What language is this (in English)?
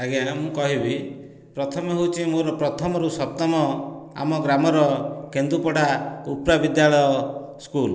Odia